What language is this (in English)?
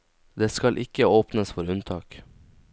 Norwegian